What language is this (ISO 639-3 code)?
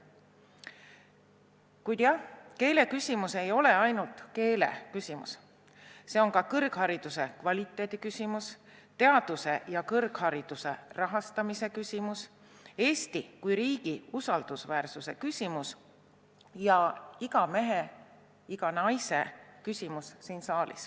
est